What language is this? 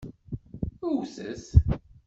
Kabyle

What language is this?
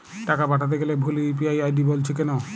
Bangla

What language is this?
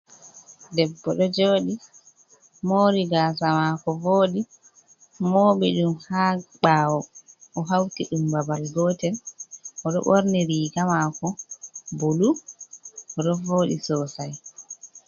Fula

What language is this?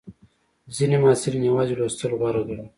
Pashto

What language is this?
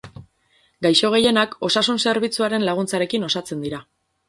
Basque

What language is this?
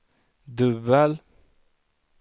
Swedish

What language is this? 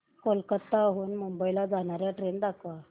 Marathi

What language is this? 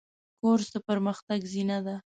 Pashto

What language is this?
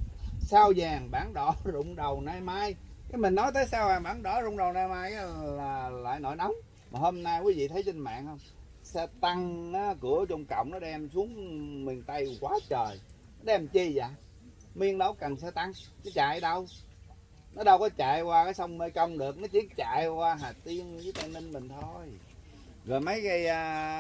Vietnamese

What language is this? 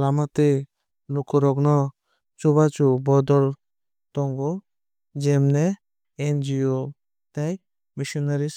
Kok Borok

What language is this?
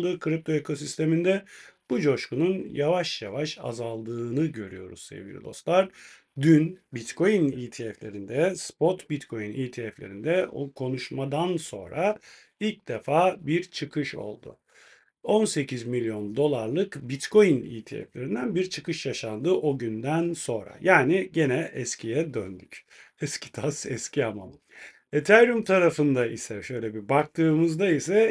Turkish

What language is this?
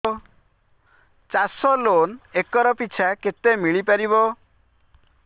Odia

